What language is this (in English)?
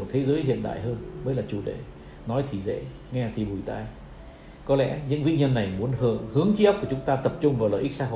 Vietnamese